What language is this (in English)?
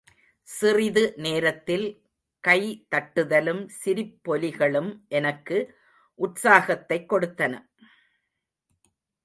Tamil